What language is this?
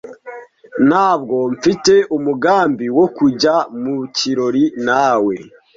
Kinyarwanda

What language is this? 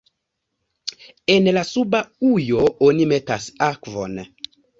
Esperanto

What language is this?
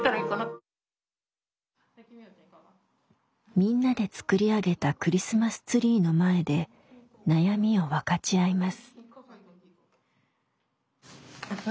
Japanese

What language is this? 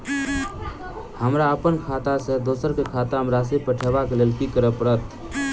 Maithili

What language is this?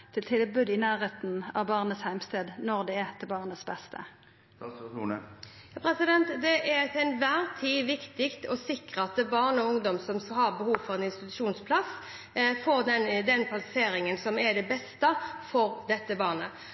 Norwegian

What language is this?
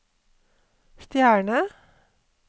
Norwegian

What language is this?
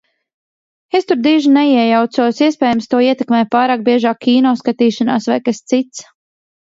Latvian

